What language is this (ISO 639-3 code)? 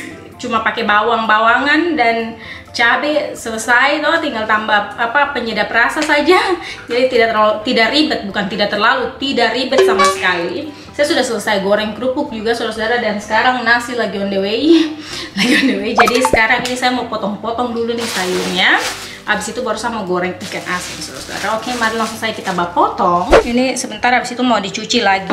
ind